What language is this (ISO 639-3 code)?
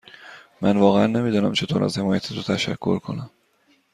fas